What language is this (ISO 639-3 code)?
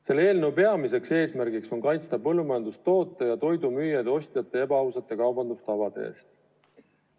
est